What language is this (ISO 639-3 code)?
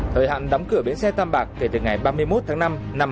vie